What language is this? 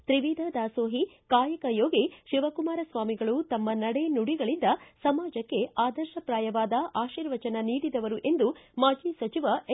Kannada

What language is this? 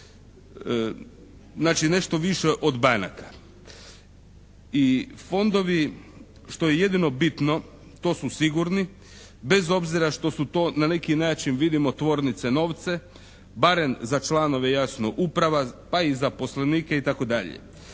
Croatian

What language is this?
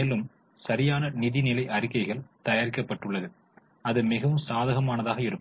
Tamil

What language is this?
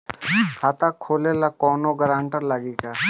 Bhojpuri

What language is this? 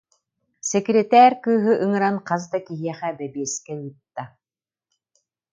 Yakut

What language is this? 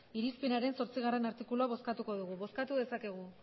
Basque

